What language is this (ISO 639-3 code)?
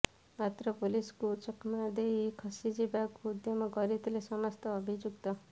ori